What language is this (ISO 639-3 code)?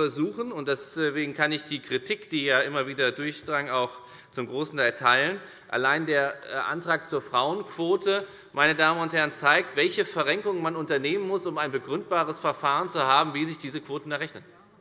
deu